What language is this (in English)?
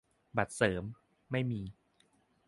Thai